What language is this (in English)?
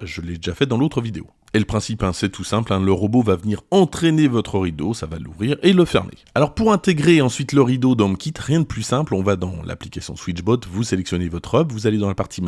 French